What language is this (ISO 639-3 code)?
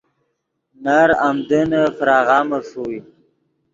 ydg